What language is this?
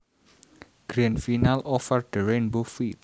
Javanese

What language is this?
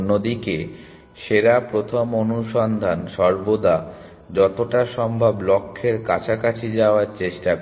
Bangla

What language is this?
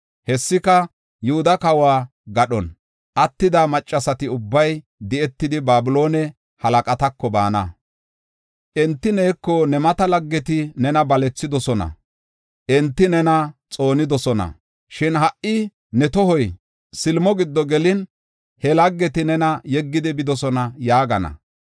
Gofa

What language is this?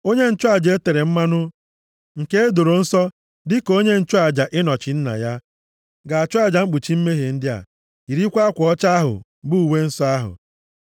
Igbo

